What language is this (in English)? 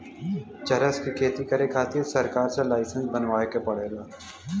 Bhojpuri